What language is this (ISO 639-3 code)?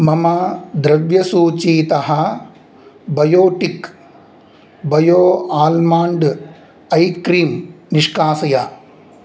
san